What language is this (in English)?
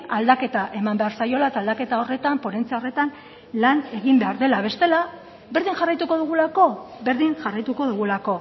Basque